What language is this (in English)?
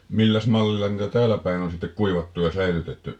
Finnish